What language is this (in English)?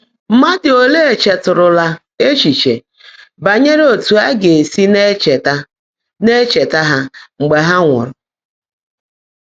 Igbo